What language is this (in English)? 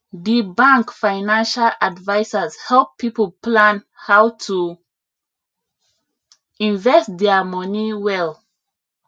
Nigerian Pidgin